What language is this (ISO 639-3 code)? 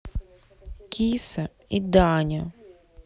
rus